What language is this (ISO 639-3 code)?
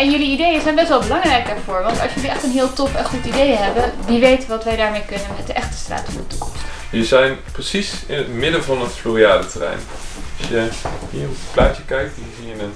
nld